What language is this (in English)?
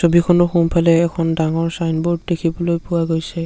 Assamese